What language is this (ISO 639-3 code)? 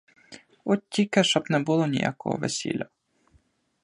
ukr